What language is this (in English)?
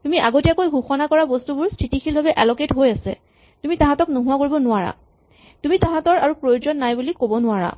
Assamese